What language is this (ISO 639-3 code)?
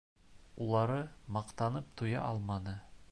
bak